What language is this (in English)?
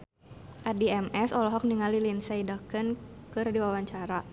Sundanese